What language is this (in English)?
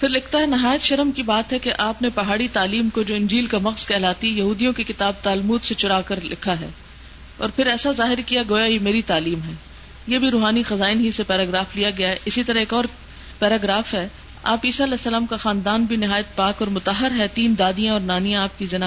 Urdu